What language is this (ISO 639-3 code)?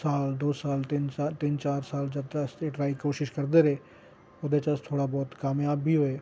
doi